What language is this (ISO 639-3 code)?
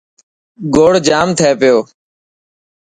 mki